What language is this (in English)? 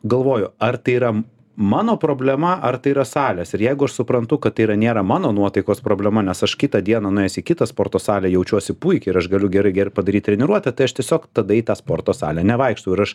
Lithuanian